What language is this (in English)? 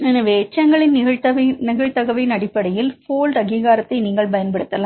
Tamil